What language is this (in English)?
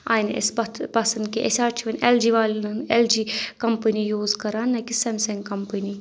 Kashmiri